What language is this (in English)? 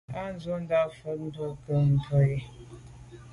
Medumba